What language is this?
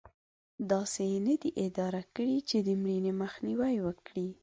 Pashto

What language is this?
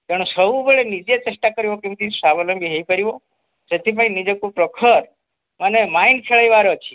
Odia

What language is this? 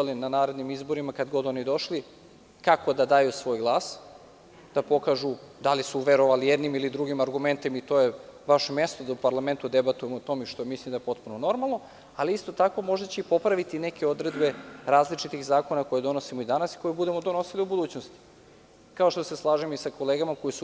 Serbian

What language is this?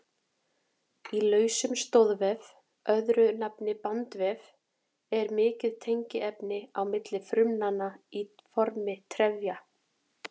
Icelandic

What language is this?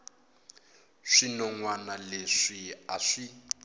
Tsonga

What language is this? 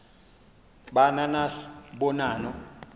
Xhosa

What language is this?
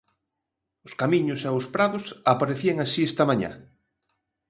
Galician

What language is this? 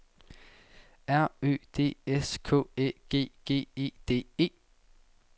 Danish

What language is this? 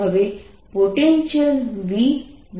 Gujarati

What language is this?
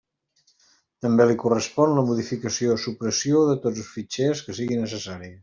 Catalan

